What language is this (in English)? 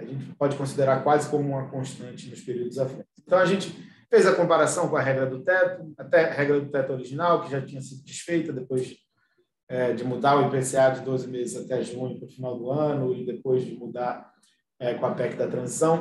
Portuguese